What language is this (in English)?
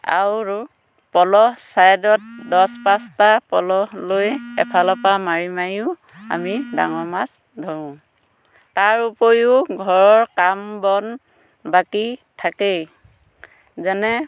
Assamese